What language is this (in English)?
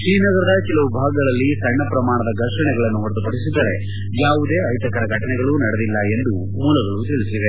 Kannada